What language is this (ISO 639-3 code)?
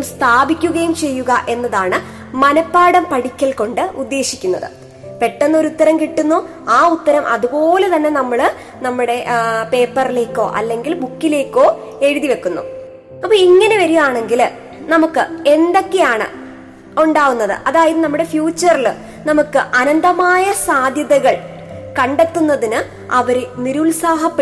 mal